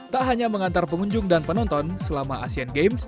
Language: Indonesian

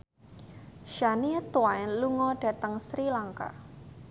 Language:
Javanese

